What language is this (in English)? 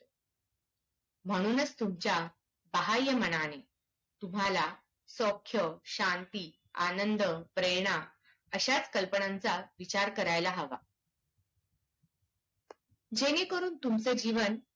Marathi